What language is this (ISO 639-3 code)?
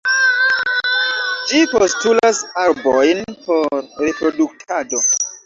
epo